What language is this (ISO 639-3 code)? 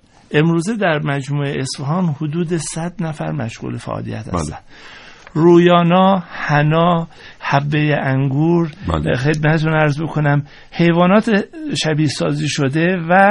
fas